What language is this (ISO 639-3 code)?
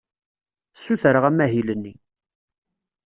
kab